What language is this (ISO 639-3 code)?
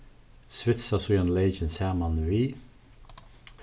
fao